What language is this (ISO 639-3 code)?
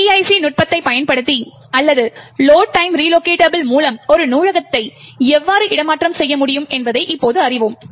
tam